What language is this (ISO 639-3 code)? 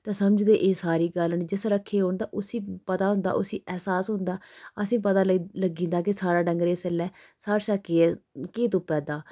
doi